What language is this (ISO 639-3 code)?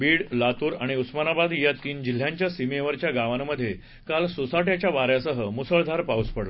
mar